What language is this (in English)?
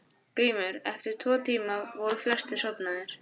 Icelandic